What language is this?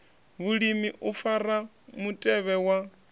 Venda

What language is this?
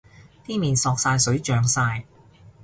Cantonese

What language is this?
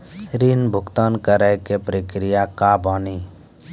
Maithili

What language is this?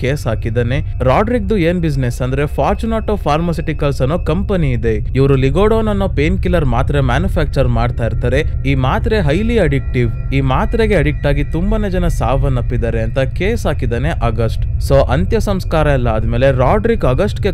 Kannada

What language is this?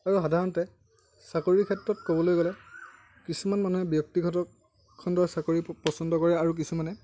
Assamese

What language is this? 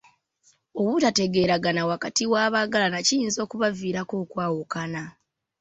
Ganda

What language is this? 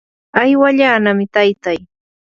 Yanahuanca Pasco Quechua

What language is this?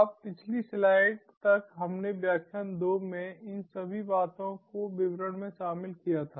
Hindi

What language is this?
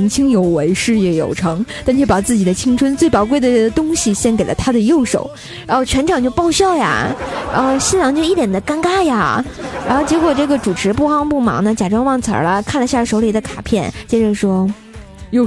Chinese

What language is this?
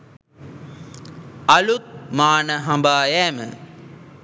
Sinhala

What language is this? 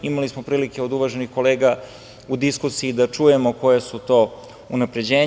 Serbian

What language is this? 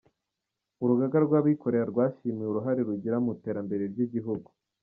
Kinyarwanda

